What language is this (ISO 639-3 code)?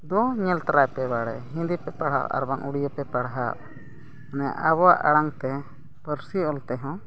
sat